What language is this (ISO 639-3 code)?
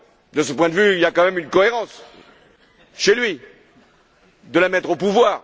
fra